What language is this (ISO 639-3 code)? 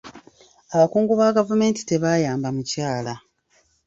lug